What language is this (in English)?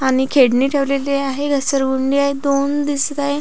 Marathi